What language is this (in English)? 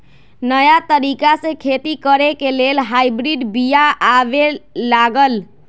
Magahi